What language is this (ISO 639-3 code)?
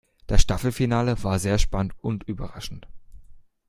deu